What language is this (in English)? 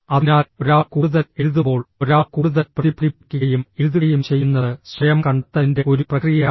Malayalam